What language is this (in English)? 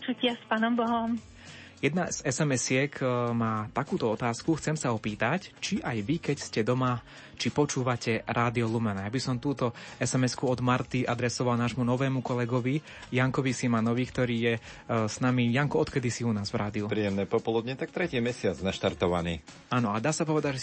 Slovak